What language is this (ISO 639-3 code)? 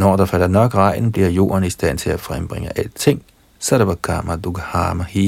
dan